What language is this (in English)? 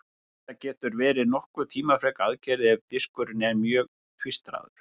Icelandic